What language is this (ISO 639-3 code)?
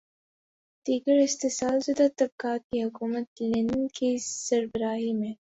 urd